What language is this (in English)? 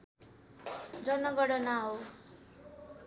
Nepali